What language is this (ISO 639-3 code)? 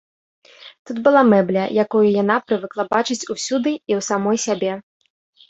bel